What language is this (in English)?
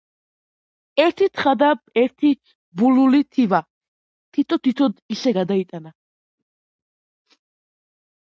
Georgian